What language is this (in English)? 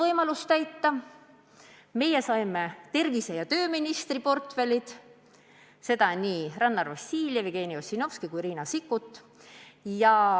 Estonian